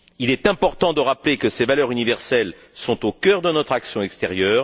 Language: French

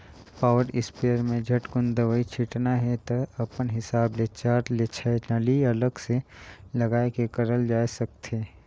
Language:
Chhattisgarhi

